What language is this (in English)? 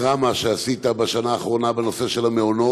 Hebrew